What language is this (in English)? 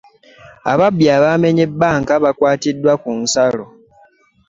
Ganda